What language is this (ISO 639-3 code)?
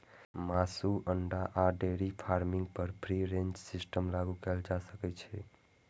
mai